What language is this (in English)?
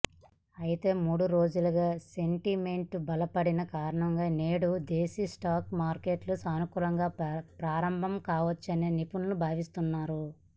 Telugu